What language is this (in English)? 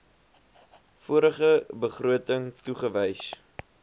Afrikaans